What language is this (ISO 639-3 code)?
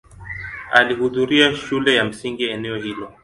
swa